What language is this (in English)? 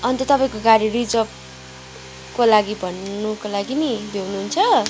Nepali